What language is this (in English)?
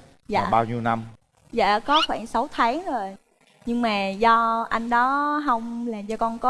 Vietnamese